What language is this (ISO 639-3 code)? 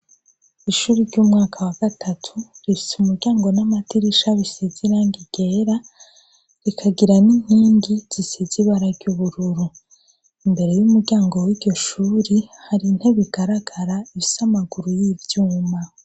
run